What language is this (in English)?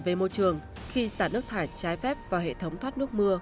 Vietnamese